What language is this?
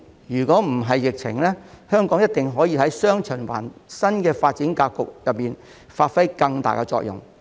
Cantonese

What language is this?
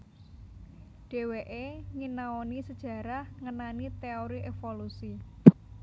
Javanese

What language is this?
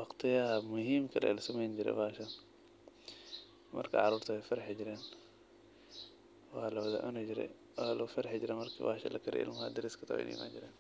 Somali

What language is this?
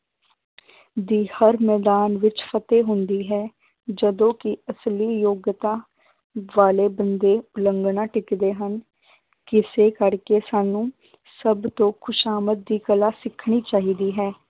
Punjabi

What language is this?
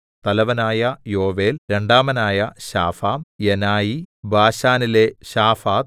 Malayalam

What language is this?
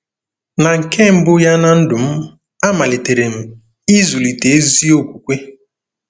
Igbo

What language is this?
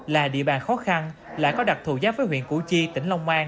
Vietnamese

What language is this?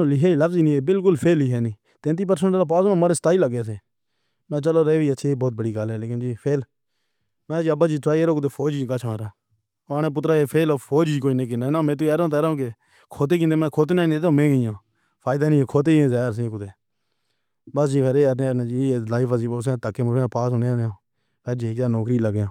Pahari-Potwari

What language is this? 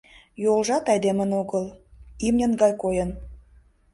Mari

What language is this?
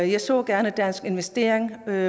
Danish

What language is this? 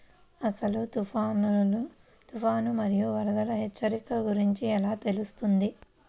Telugu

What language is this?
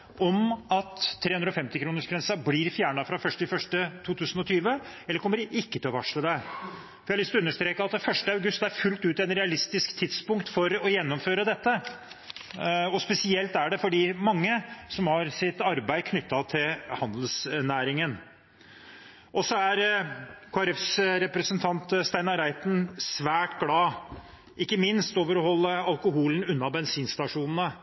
Norwegian Bokmål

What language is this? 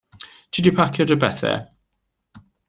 Welsh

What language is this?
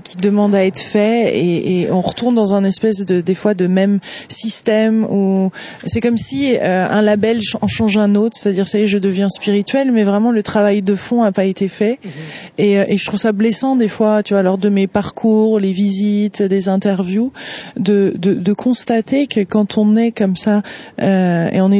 French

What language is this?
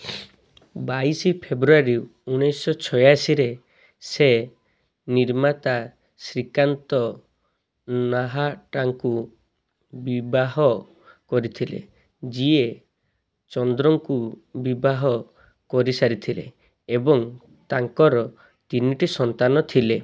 Odia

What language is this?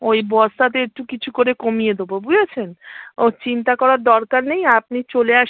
Bangla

